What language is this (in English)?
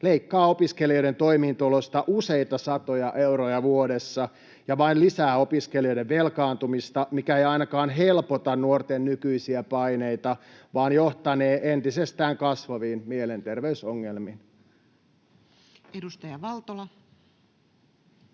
Finnish